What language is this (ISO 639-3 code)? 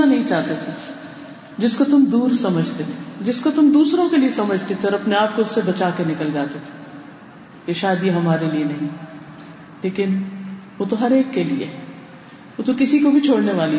urd